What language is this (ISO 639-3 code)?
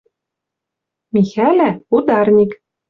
mrj